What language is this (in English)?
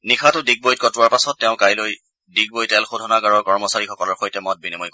Assamese